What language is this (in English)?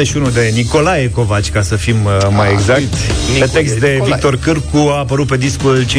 Romanian